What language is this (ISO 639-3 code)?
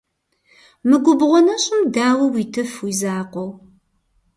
kbd